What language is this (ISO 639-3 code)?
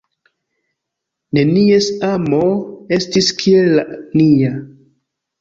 epo